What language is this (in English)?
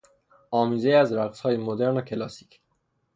Persian